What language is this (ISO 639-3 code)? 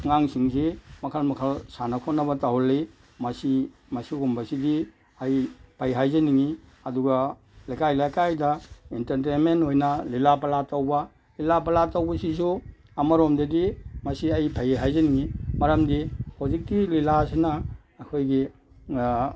mni